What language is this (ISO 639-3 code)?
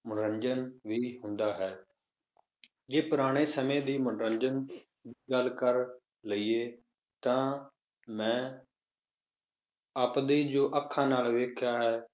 pan